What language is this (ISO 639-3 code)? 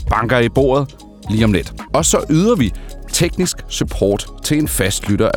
dan